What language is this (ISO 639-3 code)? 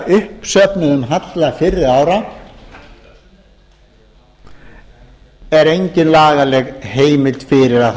isl